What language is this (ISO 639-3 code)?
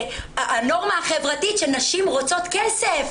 heb